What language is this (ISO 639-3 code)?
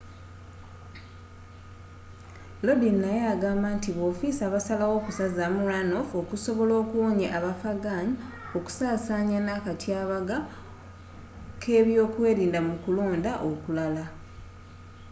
lug